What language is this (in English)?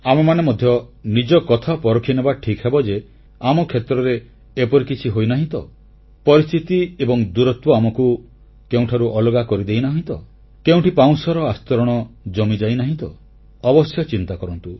Odia